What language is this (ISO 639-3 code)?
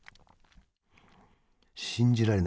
jpn